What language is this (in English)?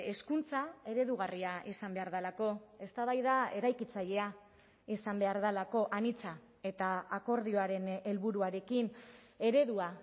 Basque